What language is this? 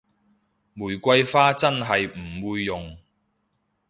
Cantonese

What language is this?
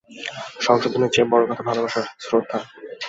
Bangla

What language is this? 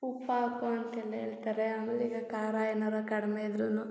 Kannada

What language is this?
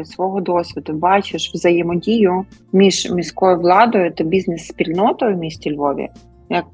Ukrainian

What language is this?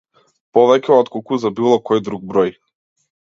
Macedonian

